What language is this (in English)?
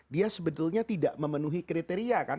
Indonesian